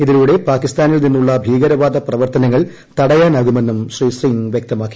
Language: Malayalam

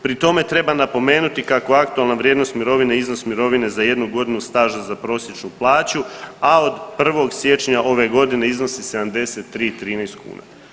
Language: Croatian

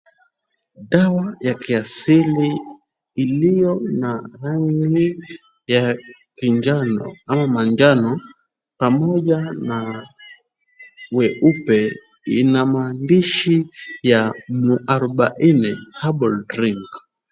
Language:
Swahili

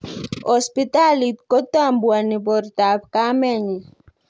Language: Kalenjin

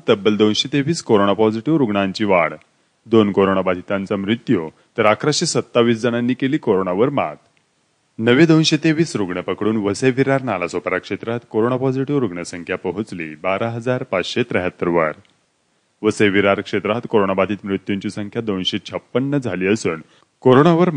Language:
Romanian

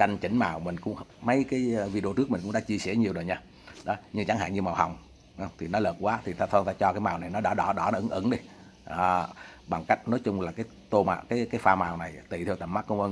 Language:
Vietnamese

